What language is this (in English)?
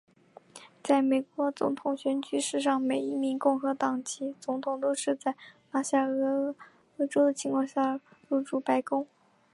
Chinese